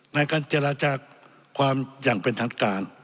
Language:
Thai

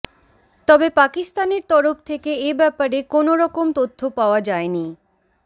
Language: Bangla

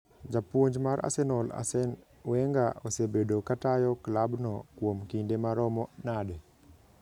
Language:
Luo (Kenya and Tanzania)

